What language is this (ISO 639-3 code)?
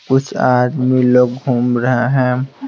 hin